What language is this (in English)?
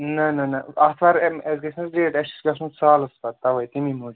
Kashmiri